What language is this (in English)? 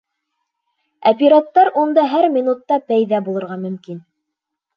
Bashkir